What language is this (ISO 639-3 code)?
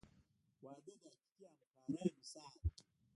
pus